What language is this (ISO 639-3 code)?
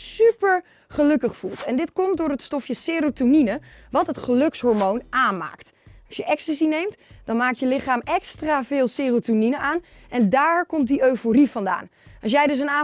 nld